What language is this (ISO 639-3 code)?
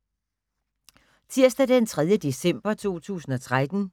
dan